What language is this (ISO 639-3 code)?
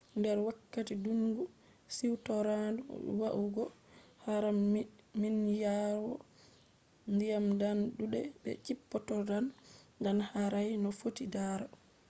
ful